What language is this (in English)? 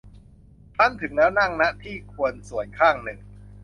Thai